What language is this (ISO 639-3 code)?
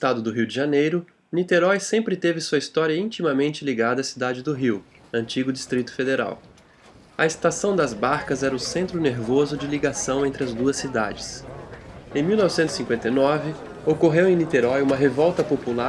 por